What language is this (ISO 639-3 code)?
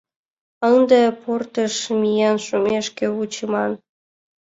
chm